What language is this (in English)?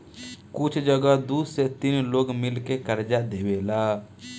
Bhojpuri